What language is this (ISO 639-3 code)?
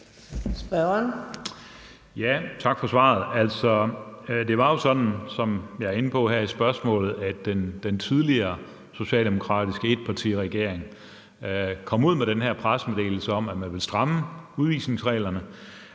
dan